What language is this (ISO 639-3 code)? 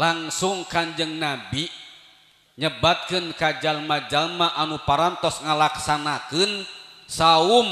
ind